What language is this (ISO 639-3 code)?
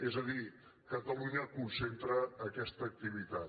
cat